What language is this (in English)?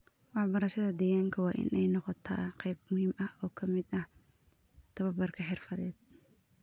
Somali